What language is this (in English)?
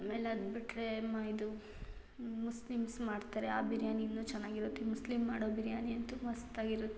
Kannada